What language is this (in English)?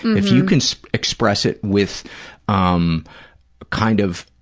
English